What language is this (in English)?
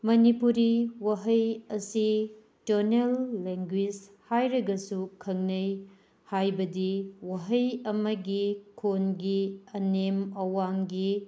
Manipuri